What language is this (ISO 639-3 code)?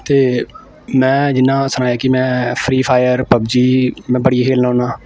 doi